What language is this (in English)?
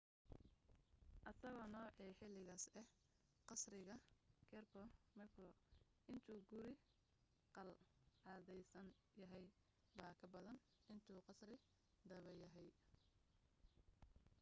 Somali